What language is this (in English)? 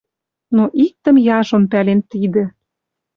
Western Mari